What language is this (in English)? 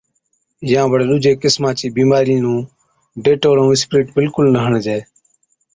Od